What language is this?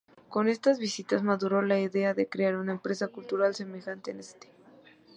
Spanish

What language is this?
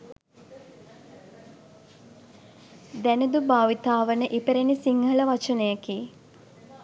Sinhala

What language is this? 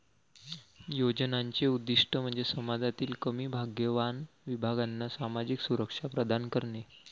Marathi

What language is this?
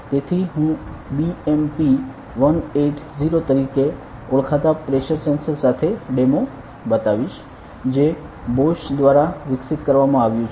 Gujarati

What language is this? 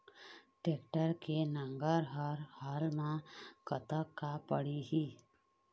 Chhattisgarhi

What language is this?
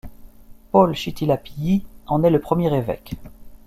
French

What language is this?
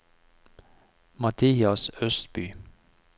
Norwegian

